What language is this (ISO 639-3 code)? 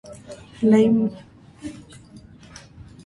hye